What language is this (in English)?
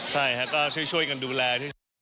Thai